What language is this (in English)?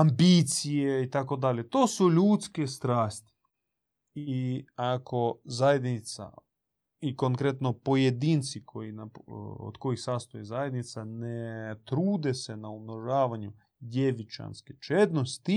Croatian